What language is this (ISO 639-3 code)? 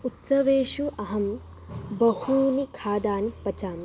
san